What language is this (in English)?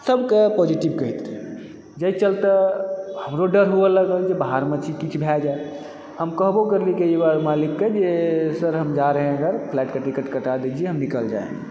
Maithili